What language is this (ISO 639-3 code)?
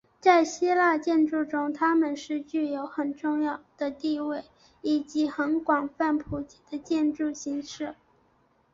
zho